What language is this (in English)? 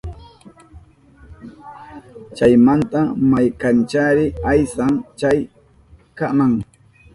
Southern Pastaza Quechua